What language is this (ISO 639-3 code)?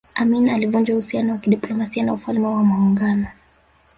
swa